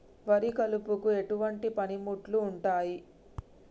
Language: Telugu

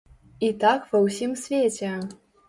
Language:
Belarusian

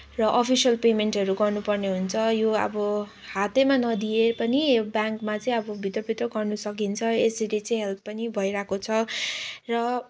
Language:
Nepali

